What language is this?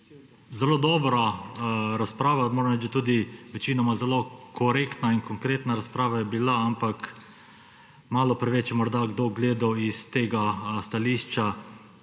Slovenian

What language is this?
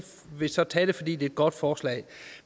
Danish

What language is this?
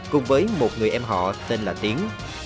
Vietnamese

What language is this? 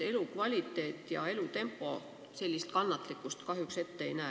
Estonian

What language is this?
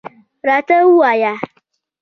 Pashto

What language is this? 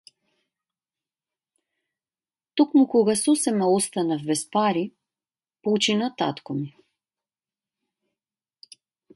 Macedonian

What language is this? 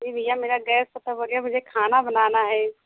Hindi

